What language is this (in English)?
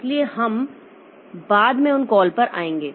Hindi